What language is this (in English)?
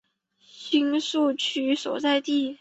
Chinese